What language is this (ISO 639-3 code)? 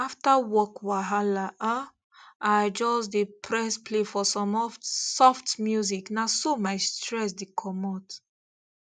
pcm